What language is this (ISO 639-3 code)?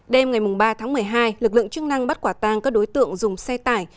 vie